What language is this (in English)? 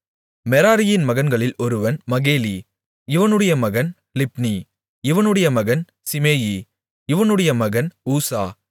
Tamil